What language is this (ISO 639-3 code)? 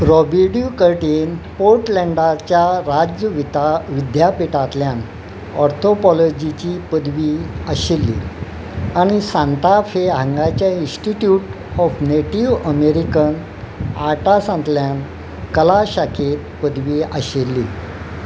kok